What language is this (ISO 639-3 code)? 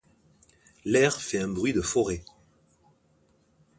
fra